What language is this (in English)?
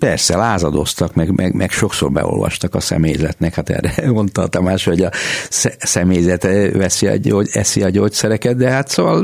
Hungarian